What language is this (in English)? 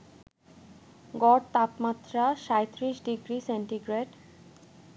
Bangla